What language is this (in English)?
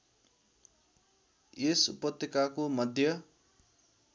Nepali